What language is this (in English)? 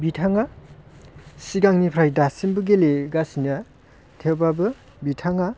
Bodo